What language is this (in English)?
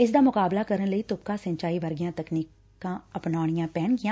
Punjabi